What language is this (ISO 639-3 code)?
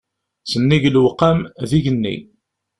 kab